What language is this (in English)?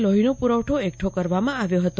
Gujarati